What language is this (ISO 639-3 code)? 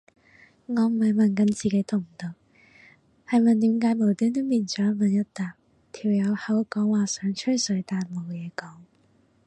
yue